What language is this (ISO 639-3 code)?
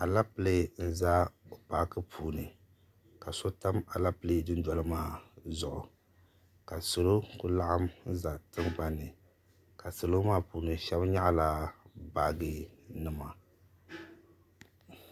dag